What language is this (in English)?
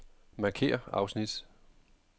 Danish